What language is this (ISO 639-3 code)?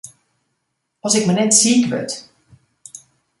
fry